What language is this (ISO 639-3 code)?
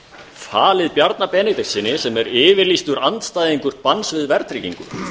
isl